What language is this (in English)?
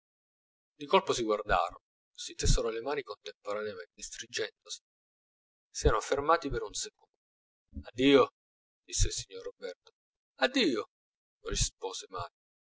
Italian